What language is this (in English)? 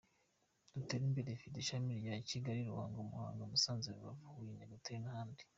Kinyarwanda